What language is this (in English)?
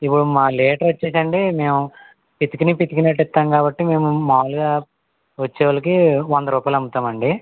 Telugu